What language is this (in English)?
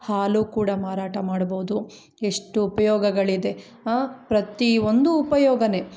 Kannada